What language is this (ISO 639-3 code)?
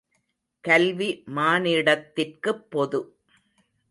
tam